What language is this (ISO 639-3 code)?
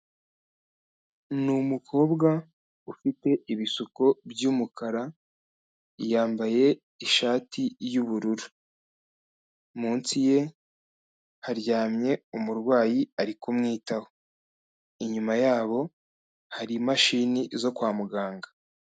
kin